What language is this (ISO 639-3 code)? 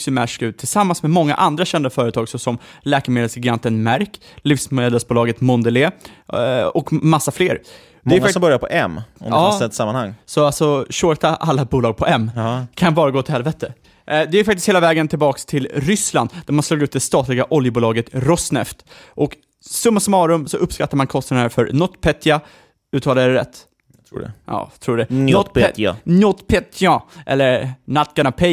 swe